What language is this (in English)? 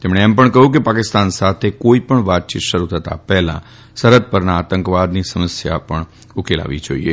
Gujarati